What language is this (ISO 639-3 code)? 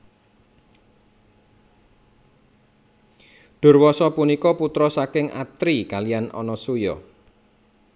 jav